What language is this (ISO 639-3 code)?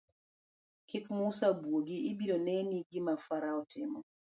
luo